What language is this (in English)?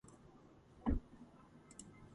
Georgian